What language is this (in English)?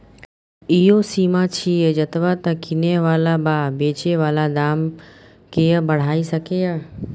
Maithili